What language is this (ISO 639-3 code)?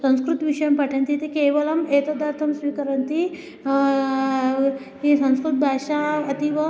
san